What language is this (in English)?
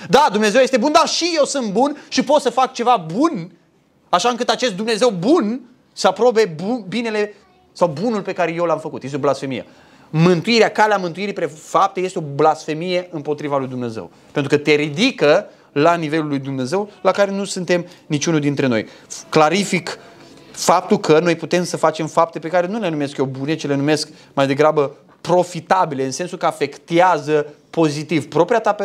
Romanian